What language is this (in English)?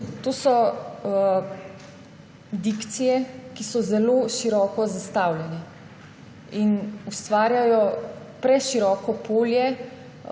Slovenian